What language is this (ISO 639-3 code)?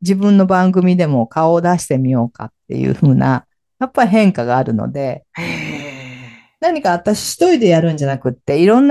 jpn